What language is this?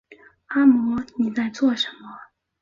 Chinese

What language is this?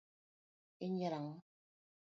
Luo (Kenya and Tanzania)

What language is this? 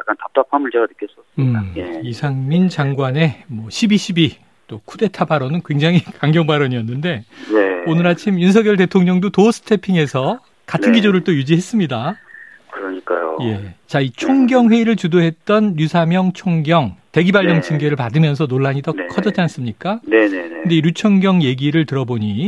Korean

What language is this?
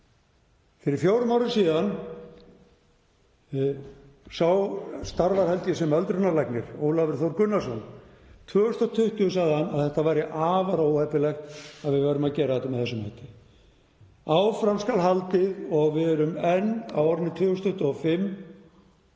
Icelandic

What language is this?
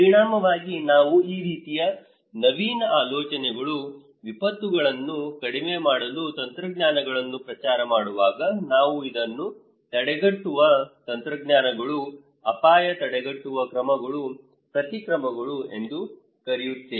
Kannada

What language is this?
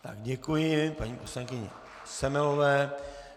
Czech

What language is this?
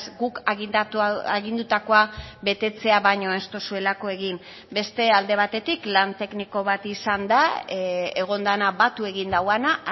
Basque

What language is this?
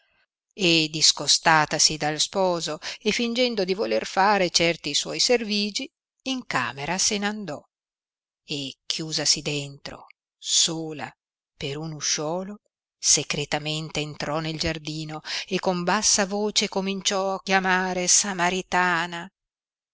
Italian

